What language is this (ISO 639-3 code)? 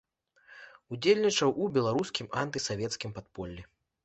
bel